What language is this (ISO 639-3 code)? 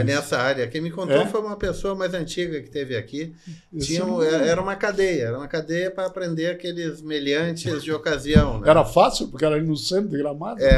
por